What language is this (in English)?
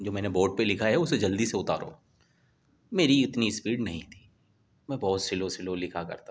Urdu